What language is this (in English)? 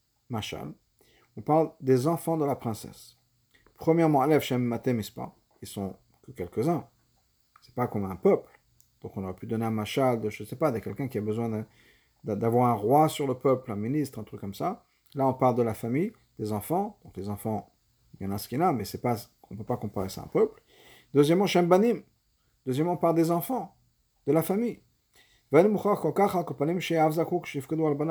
French